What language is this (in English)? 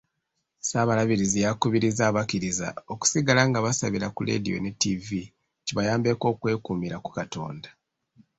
Ganda